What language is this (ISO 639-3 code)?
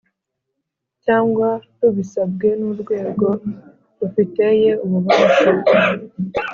kin